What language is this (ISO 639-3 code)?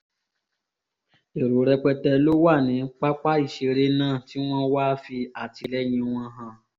yor